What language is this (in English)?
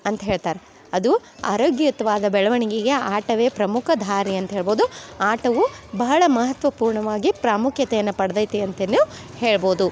Kannada